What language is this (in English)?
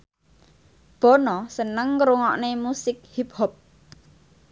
Javanese